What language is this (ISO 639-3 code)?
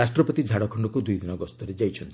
ori